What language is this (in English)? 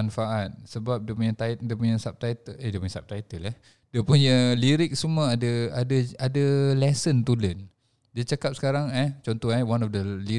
Malay